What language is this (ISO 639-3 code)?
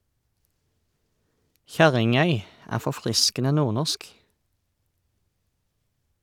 nor